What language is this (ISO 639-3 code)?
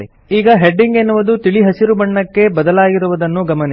kan